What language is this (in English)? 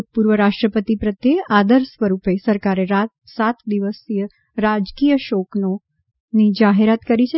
Gujarati